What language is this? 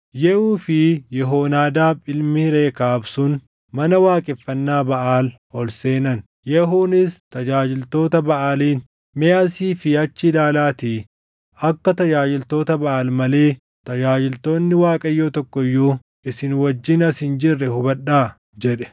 Oromo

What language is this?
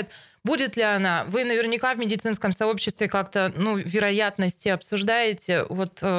Russian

